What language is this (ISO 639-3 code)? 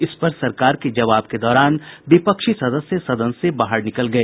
hin